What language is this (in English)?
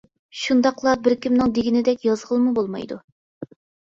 Uyghur